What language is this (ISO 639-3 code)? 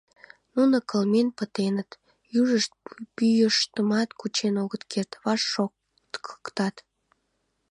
chm